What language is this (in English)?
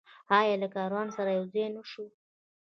Pashto